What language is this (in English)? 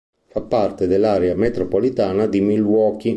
Italian